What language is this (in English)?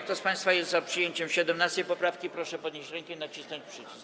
Polish